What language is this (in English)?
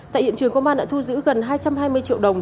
Vietnamese